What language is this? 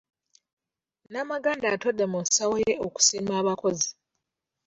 Ganda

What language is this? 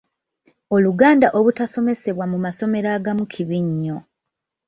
Ganda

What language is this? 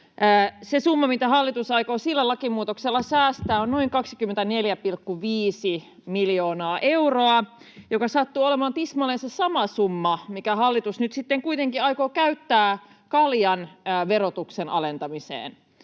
Finnish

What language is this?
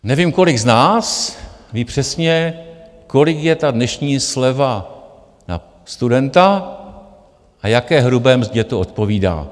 Czech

